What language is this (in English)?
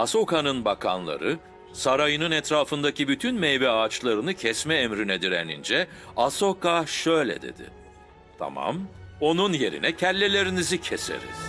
Turkish